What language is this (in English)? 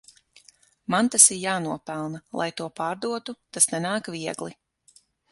Latvian